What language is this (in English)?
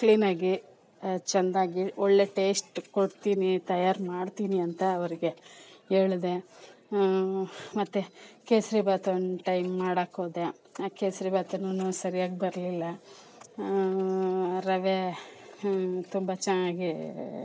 Kannada